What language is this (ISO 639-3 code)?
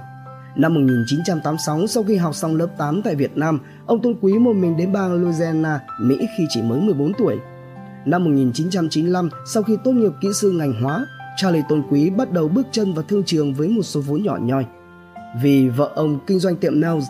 vie